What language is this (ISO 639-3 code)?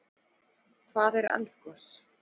isl